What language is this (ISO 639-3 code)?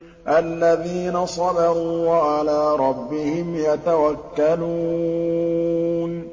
ara